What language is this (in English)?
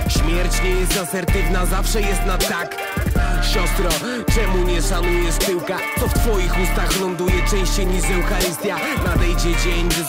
Polish